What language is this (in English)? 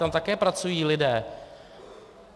Czech